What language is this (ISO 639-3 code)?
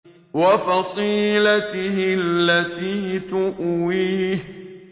ara